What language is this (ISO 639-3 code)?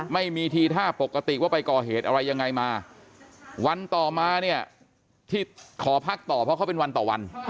tha